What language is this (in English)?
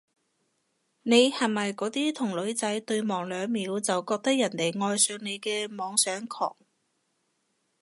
Cantonese